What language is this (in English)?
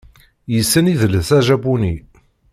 Kabyle